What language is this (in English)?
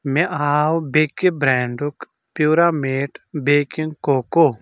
Kashmiri